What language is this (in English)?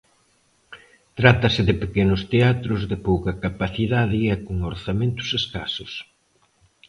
Galician